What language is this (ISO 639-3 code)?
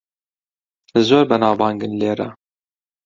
ckb